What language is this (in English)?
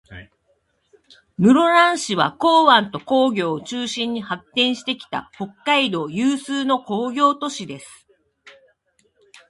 Japanese